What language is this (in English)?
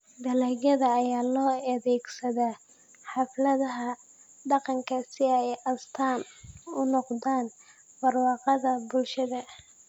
Somali